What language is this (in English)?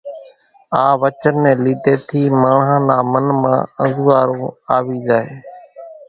Kachi Koli